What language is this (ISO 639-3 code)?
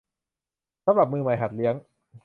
tha